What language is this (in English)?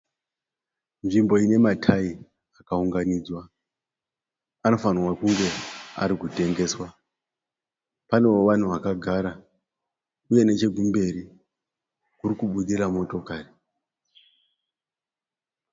Shona